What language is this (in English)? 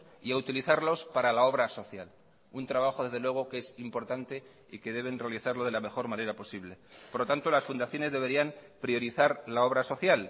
Spanish